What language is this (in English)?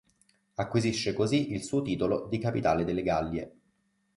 Italian